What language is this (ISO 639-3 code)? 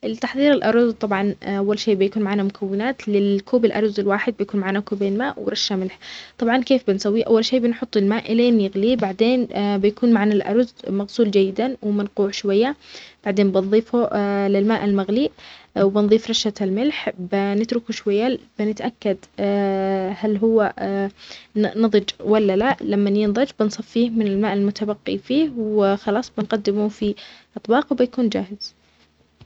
acx